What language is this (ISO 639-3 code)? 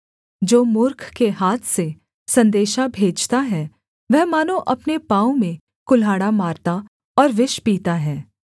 hin